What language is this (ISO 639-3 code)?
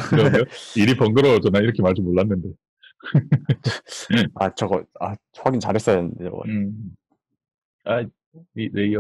kor